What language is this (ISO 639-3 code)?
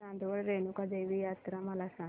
mar